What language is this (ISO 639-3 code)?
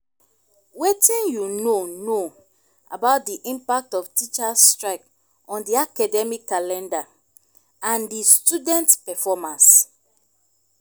pcm